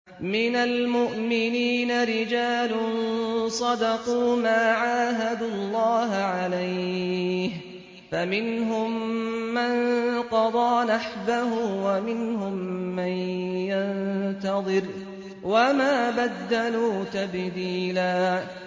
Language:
Arabic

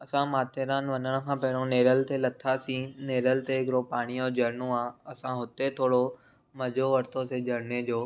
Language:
Sindhi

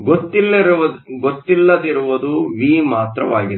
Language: Kannada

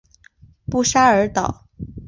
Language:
Chinese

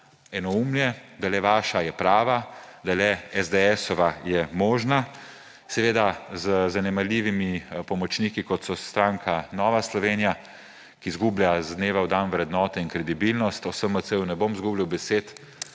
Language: Slovenian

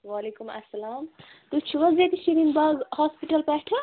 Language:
Kashmiri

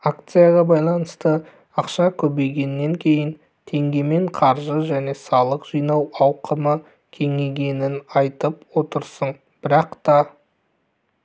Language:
Kazakh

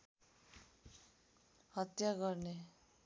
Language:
Nepali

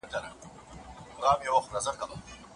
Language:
Pashto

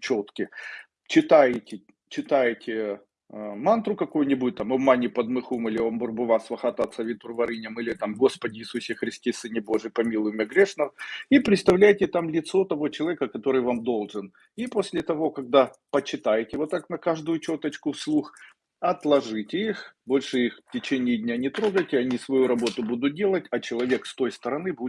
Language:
Russian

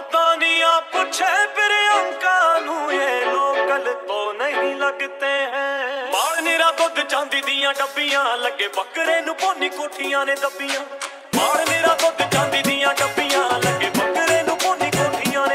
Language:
Arabic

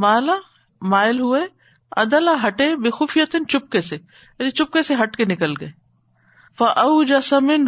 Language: Urdu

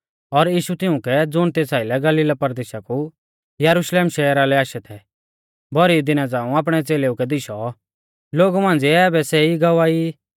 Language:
Mahasu Pahari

